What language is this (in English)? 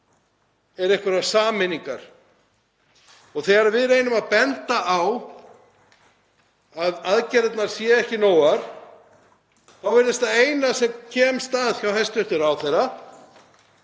Icelandic